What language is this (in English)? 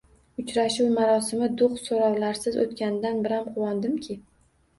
Uzbek